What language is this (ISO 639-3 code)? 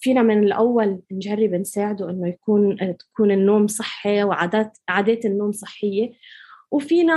ara